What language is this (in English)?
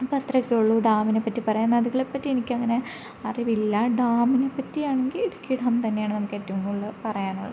Malayalam